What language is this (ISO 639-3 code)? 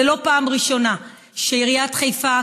heb